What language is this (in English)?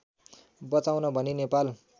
Nepali